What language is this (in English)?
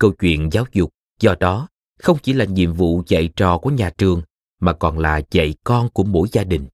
Vietnamese